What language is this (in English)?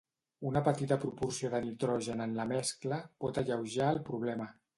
Catalan